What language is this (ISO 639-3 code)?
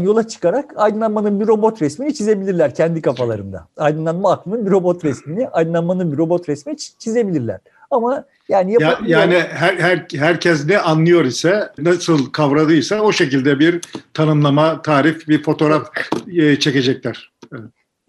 tur